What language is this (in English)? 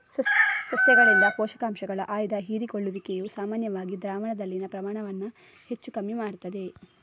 Kannada